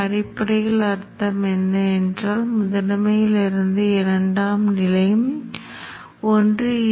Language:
Tamil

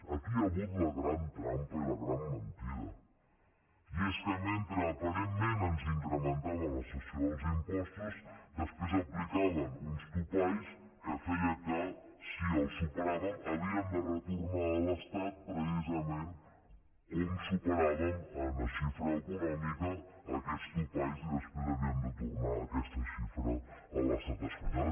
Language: Catalan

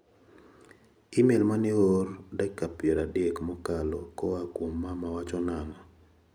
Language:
Luo (Kenya and Tanzania)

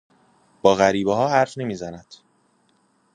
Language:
Persian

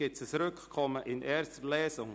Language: Swiss German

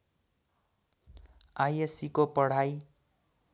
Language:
Nepali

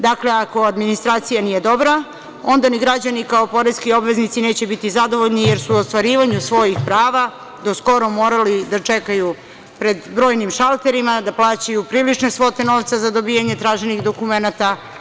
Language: Serbian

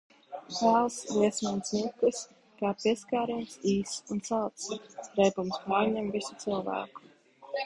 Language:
Latvian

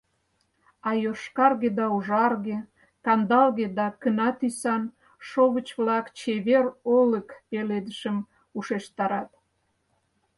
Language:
Mari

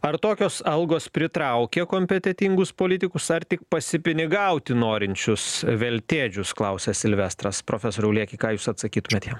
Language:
Lithuanian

